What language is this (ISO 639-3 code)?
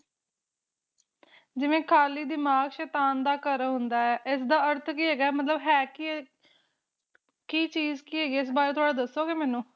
pan